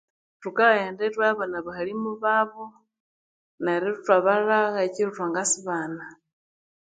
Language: Konzo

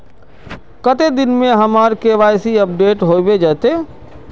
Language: Magahi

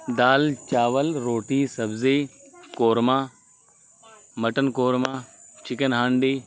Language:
Urdu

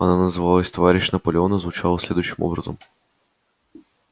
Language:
Russian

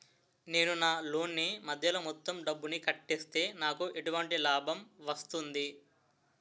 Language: Telugu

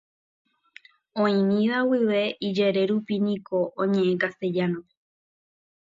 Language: Guarani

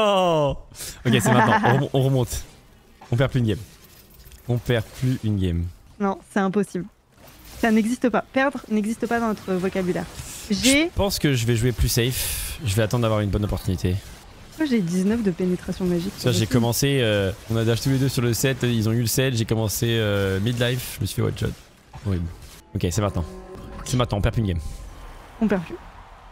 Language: French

